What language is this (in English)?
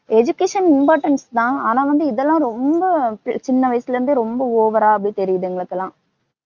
Tamil